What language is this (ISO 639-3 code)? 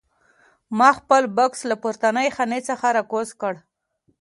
pus